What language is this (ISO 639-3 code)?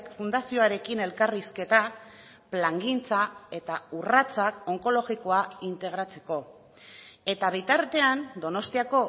eus